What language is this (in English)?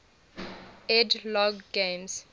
English